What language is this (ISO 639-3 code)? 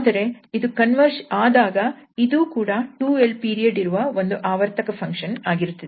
kan